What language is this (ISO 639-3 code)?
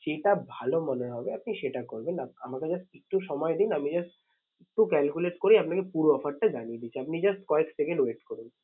ben